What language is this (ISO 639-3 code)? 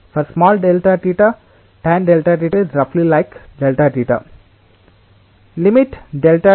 tel